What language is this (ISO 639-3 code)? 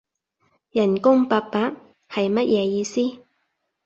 yue